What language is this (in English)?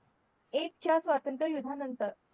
Marathi